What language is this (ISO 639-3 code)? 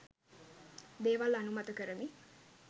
sin